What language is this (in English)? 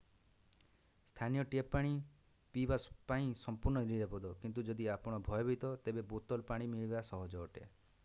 Odia